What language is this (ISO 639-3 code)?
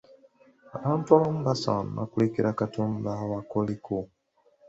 lug